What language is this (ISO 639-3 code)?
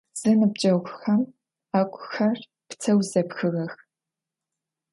ady